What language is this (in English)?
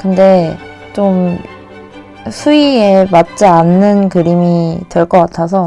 Korean